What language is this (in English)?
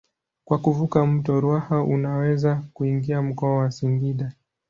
Swahili